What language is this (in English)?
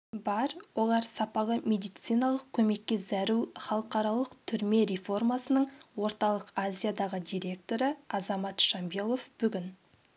Kazakh